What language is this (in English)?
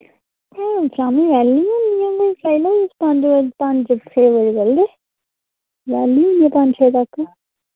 Dogri